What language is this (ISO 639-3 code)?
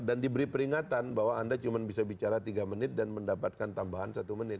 ind